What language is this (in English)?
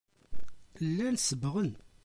Kabyle